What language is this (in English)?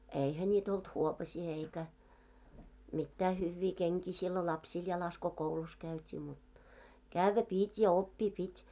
Finnish